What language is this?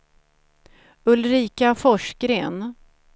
Swedish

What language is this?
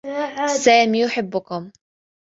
Arabic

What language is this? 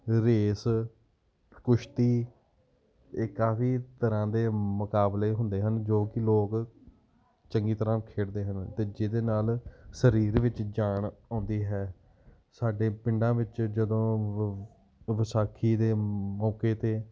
Punjabi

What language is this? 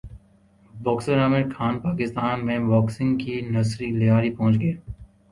Urdu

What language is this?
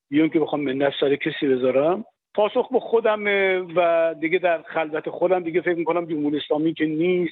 Persian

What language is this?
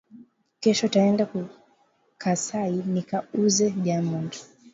Swahili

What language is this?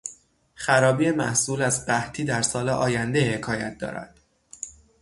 Persian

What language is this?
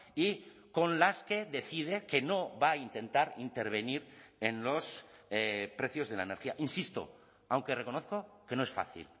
Spanish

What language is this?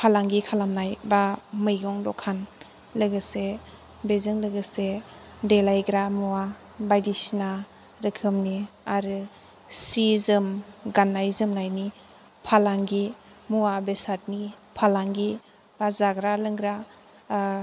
Bodo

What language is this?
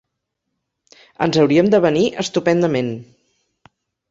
Catalan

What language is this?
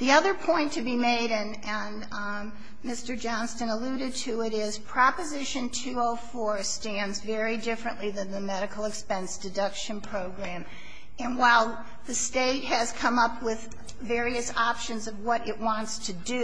English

